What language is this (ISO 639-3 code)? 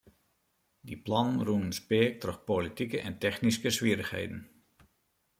fry